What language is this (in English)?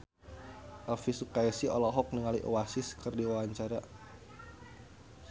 Sundanese